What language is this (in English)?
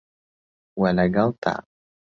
Central Kurdish